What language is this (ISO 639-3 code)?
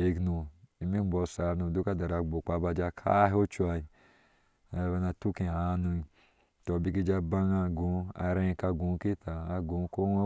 ahs